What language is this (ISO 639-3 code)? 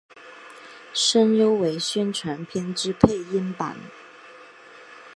zho